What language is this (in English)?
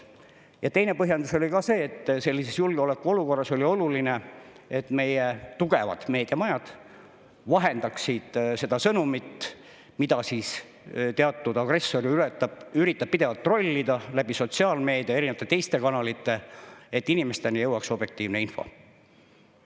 Estonian